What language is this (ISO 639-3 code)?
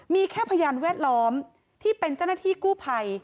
tha